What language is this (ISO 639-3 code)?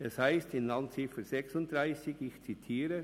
gsw